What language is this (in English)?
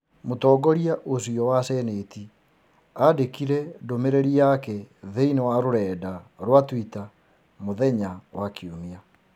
Kikuyu